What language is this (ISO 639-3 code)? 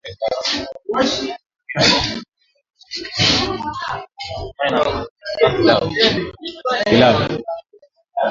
swa